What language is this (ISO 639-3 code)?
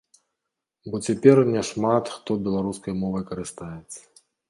bel